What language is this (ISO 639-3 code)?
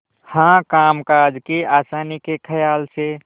hin